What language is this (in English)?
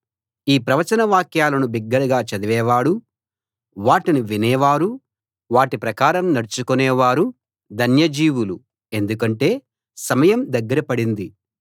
Telugu